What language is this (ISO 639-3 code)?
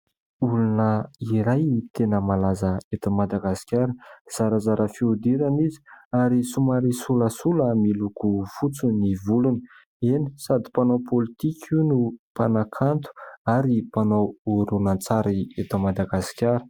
mlg